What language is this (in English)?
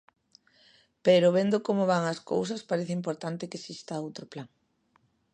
Galician